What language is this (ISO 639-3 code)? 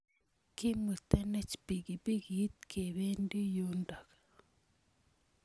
kln